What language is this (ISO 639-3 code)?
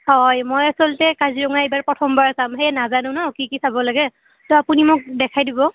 asm